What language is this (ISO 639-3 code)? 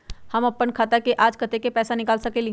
mag